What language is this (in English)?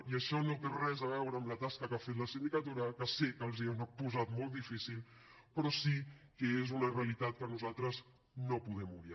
Catalan